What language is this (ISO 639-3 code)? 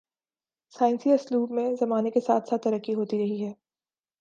urd